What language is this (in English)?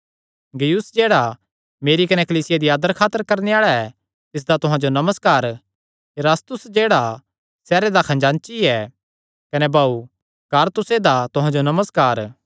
Kangri